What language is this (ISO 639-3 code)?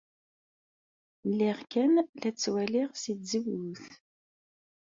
kab